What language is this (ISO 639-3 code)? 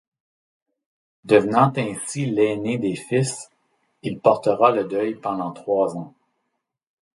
fra